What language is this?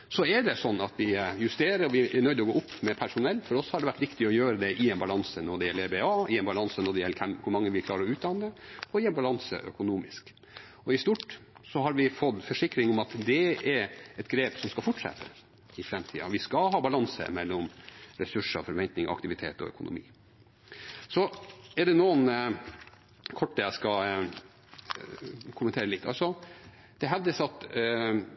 Norwegian Bokmål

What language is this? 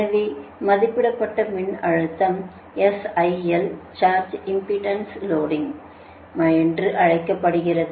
Tamil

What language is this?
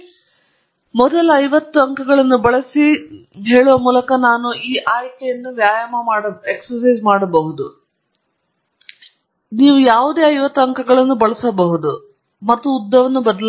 Kannada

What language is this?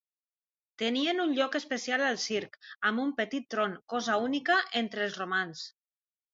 Catalan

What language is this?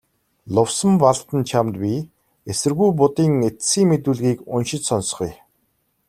Mongolian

